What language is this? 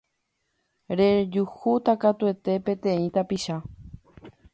Guarani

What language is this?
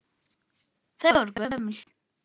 Icelandic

